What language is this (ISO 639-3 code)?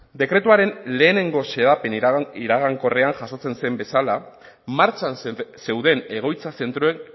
eus